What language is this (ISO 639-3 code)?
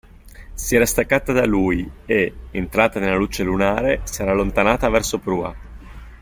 ita